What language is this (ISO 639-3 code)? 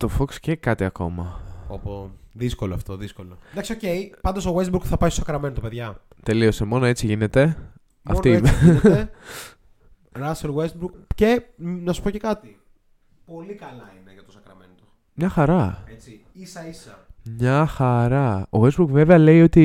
ell